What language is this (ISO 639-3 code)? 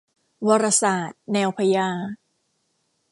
tha